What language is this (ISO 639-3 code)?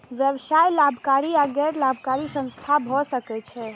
mai